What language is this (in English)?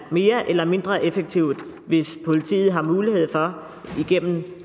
Danish